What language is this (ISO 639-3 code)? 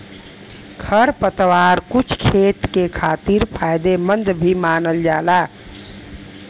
bho